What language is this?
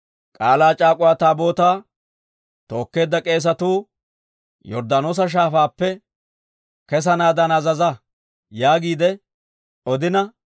Dawro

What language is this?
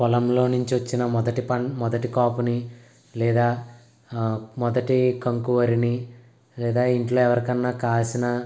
Telugu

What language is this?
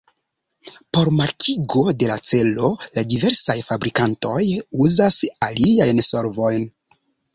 Esperanto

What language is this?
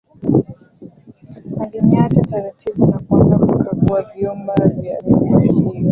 Swahili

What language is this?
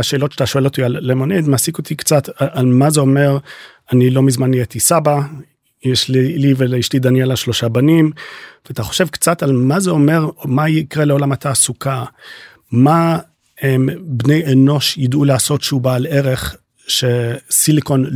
Hebrew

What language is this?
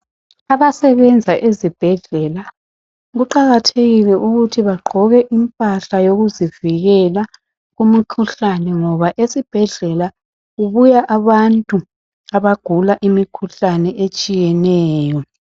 North Ndebele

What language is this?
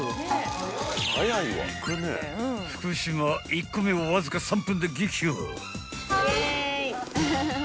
Japanese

